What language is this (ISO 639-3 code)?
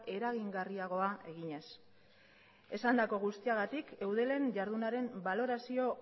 eus